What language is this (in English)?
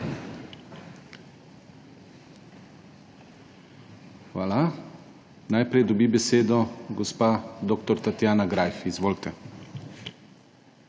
Slovenian